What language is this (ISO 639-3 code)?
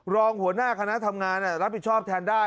tha